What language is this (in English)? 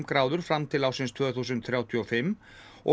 Icelandic